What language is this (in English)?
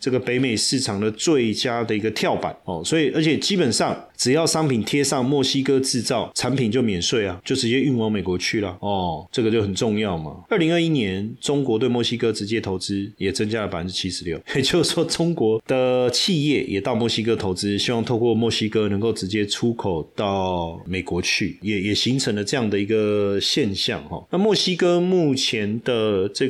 Chinese